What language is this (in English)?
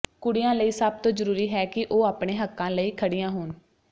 Punjabi